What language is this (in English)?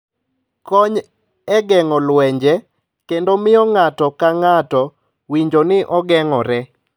Luo (Kenya and Tanzania)